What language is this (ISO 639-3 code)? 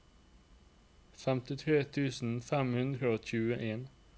nor